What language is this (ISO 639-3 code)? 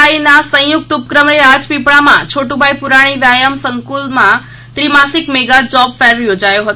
guj